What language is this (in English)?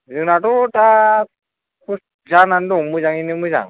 Bodo